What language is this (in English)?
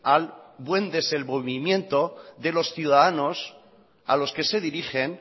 Spanish